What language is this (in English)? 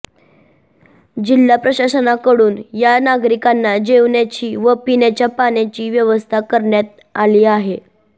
Marathi